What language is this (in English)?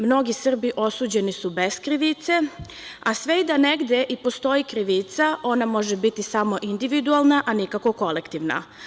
Serbian